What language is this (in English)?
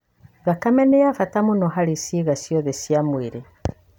Kikuyu